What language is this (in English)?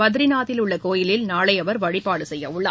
Tamil